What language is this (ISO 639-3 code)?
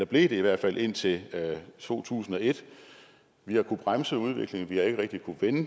dan